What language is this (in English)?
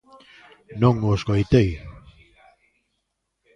Galician